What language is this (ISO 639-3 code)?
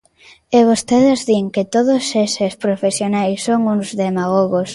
glg